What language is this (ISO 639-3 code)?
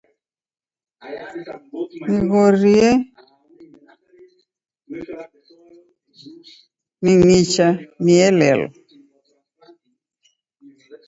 dav